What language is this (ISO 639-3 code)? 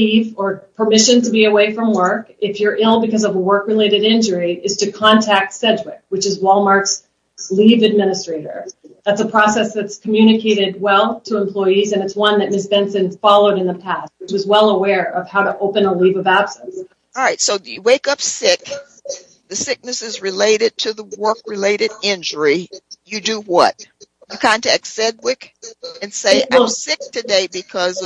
eng